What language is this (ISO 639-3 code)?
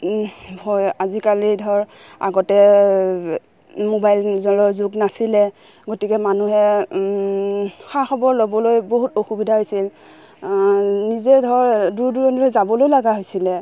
asm